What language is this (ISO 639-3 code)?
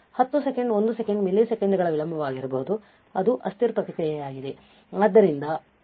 kan